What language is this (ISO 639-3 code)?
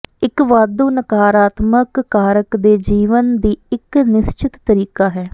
pan